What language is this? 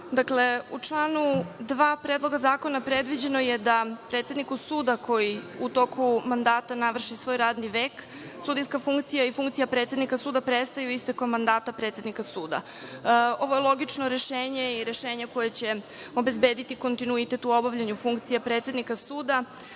Serbian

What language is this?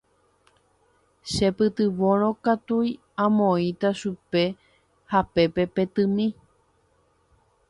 Guarani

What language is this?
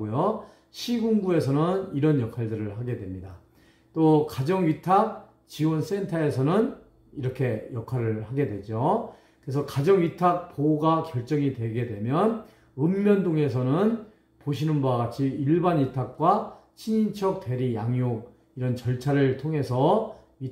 Korean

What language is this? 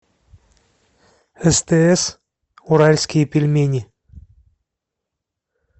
Russian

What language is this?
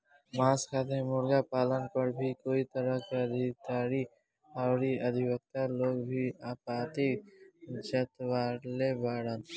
Bhojpuri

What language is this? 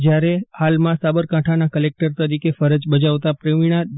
Gujarati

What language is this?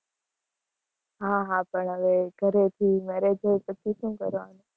Gujarati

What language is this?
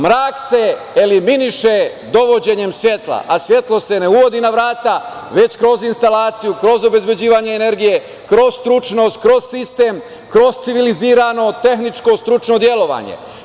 Serbian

